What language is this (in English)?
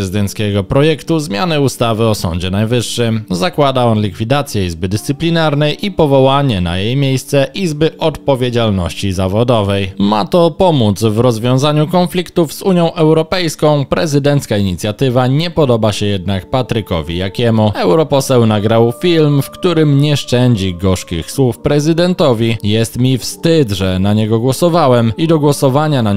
Polish